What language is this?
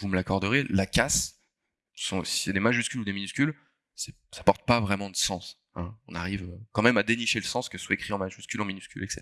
French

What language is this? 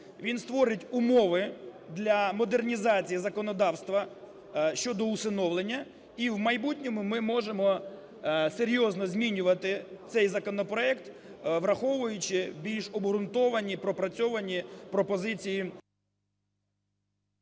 Ukrainian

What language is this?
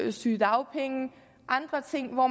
Danish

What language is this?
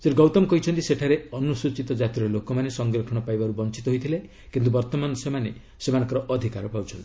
Odia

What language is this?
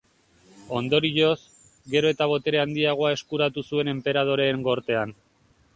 Basque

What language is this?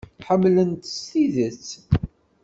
Kabyle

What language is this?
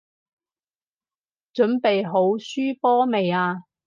Cantonese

